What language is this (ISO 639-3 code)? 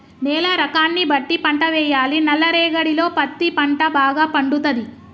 tel